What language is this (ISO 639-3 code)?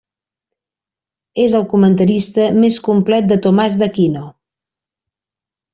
cat